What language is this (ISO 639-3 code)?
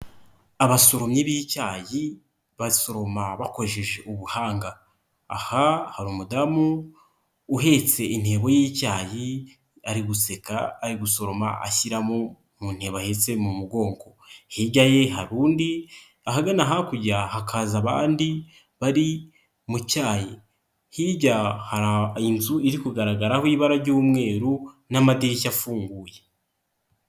kin